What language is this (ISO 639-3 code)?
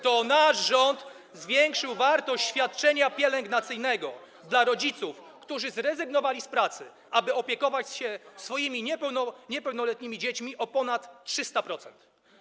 pol